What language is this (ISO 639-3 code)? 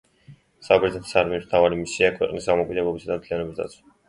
kat